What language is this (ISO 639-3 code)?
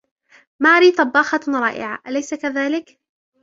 ara